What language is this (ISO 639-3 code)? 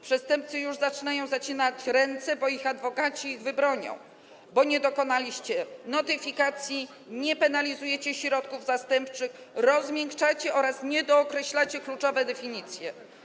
pol